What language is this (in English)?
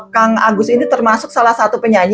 Indonesian